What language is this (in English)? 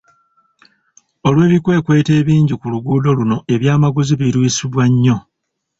Ganda